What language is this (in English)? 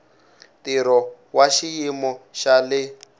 Tsonga